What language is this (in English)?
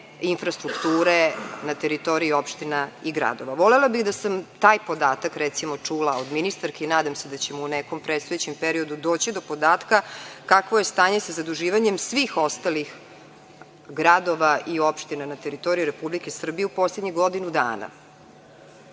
Serbian